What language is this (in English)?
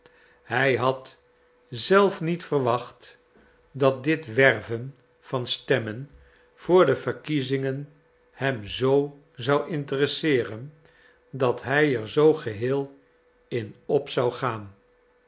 Dutch